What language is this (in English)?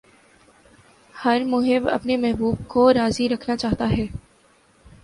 Urdu